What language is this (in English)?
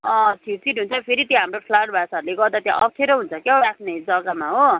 Nepali